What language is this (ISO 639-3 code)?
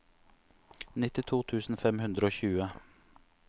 nor